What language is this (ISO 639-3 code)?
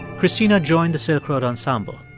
eng